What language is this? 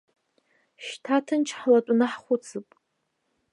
Abkhazian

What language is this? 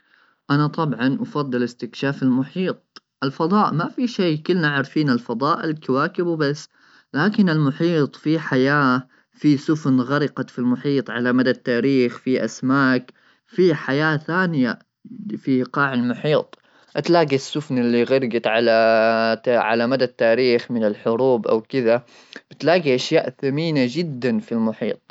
Gulf Arabic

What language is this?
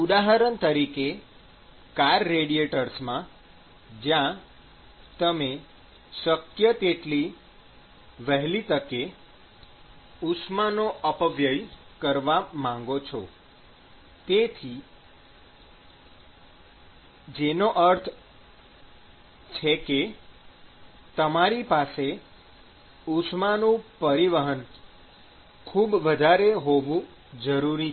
Gujarati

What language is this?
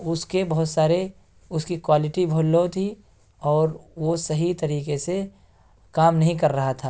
Urdu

